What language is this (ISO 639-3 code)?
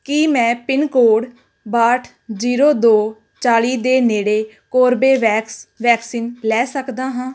pan